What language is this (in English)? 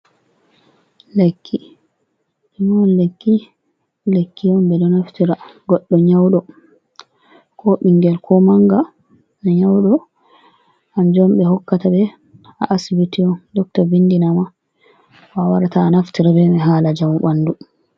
Fula